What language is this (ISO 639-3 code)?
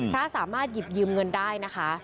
tha